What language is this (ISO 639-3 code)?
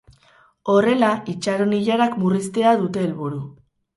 eus